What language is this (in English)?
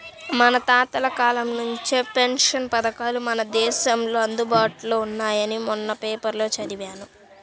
Telugu